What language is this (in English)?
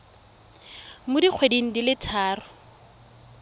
Tswana